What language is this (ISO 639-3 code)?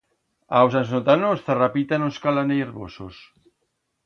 arg